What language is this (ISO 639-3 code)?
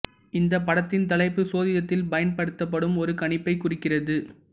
tam